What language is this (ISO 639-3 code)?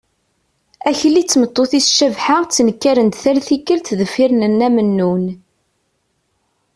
kab